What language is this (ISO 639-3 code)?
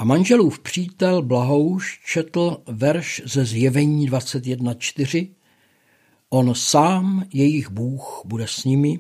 ces